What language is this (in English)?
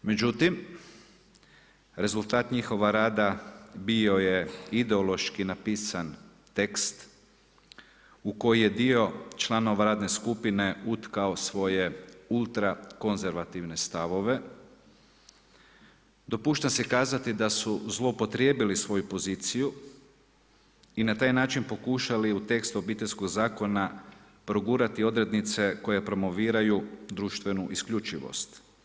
Croatian